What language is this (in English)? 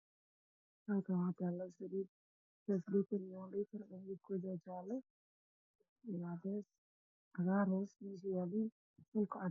Somali